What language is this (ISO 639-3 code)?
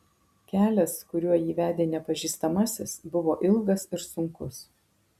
lit